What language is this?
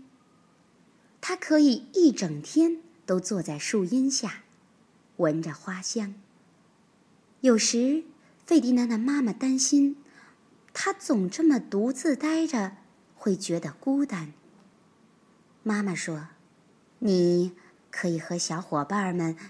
Chinese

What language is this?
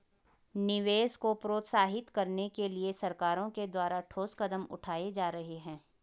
Hindi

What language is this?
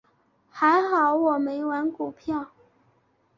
Chinese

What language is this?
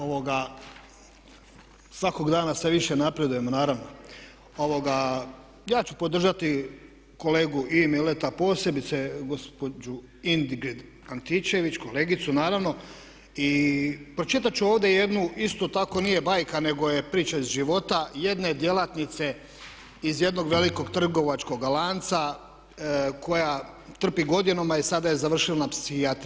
Croatian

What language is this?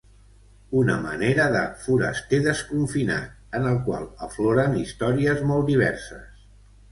Catalan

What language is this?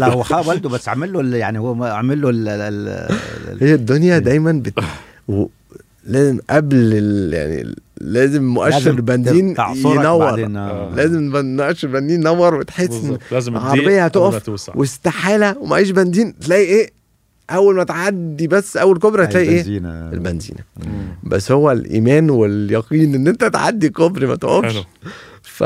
Arabic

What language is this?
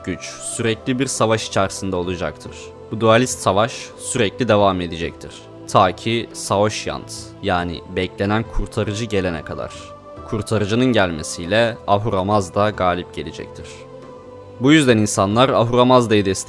Turkish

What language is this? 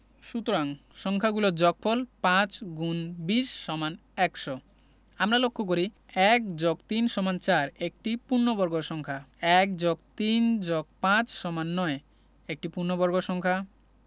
Bangla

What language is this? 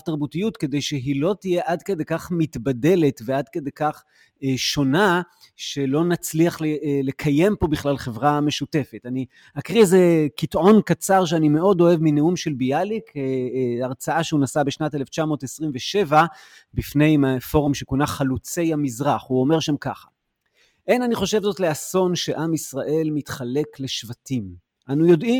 Hebrew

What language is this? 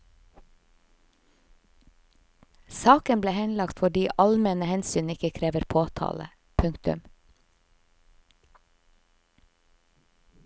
Norwegian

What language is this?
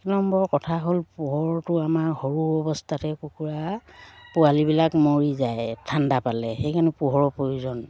Assamese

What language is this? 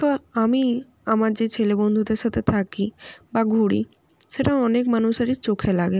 Bangla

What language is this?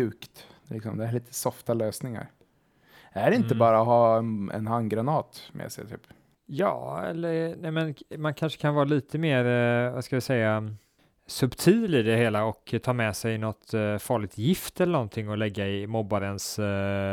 Swedish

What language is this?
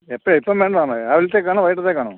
Malayalam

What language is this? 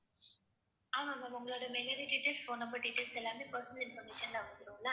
Tamil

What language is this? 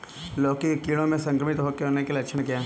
Hindi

